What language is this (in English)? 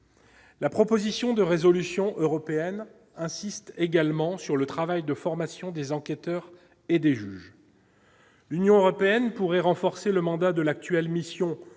French